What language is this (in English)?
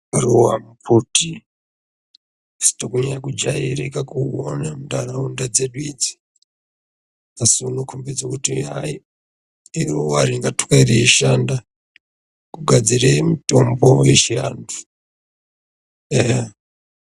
Ndau